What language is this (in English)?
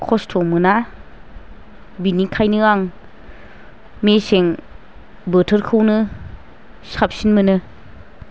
Bodo